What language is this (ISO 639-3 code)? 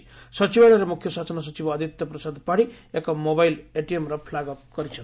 ori